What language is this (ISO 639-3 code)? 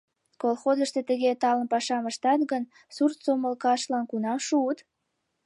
chm